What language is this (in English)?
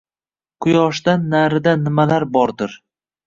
Uzbek